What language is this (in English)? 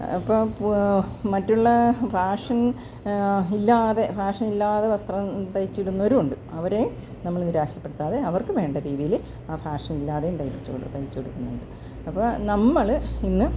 Malayalam